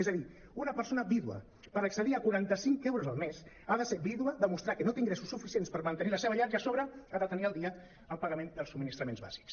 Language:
Catalan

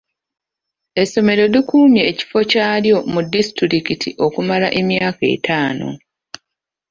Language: Ganda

